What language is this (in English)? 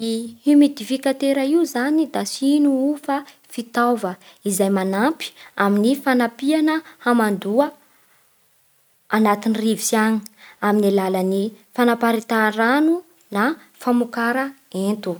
Bara Malagasy